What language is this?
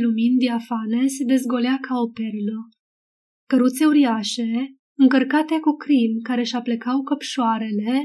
Romanian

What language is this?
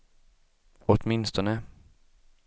Swedish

